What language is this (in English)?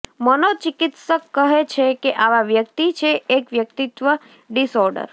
Gujarati